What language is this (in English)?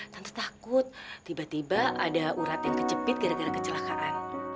Indonesian